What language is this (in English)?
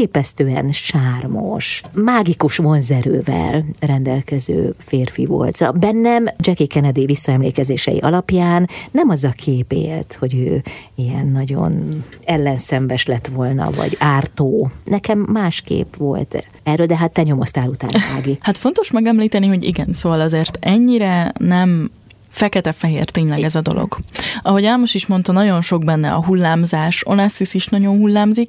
Hungarian